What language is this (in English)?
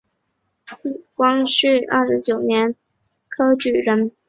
Chinese